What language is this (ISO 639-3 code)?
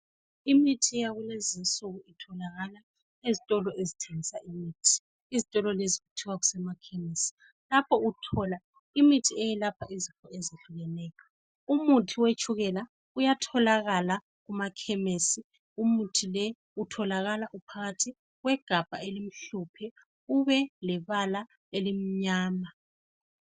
nde